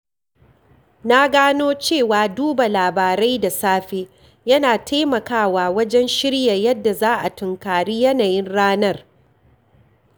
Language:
Hausa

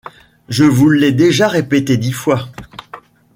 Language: French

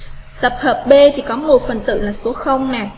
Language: Vietnamese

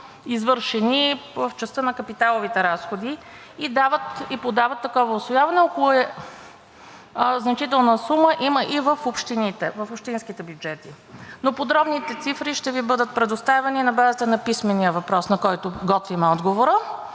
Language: Bulgarian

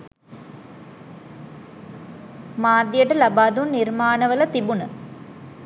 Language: Sinhala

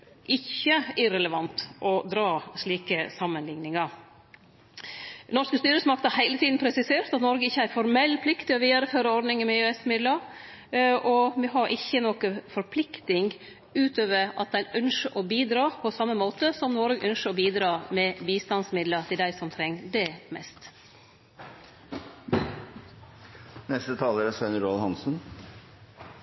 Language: Norwegian Nynorsk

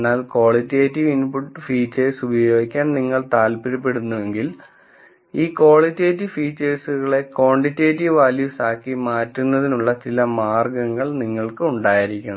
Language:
Malayalam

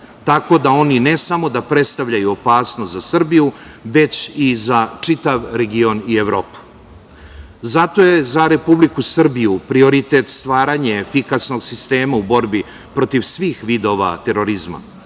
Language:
Serbian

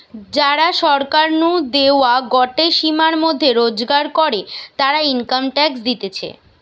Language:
Bangla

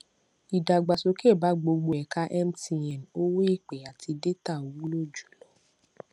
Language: Yoruba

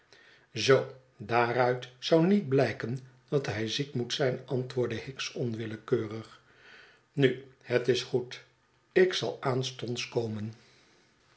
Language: Dutch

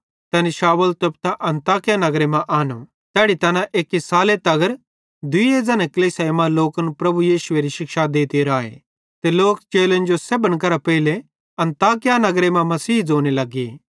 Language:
Bhadrawahi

